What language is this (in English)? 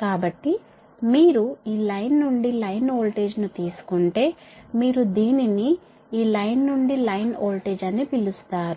Telugu